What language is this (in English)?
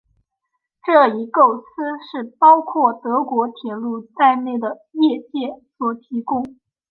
Chinese